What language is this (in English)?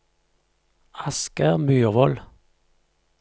Norwegian